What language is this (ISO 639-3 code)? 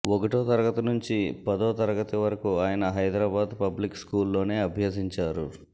tel